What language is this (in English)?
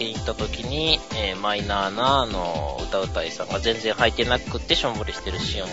Japanese